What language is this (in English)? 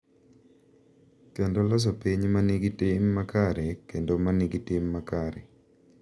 Luo (Kenya and Tanzania)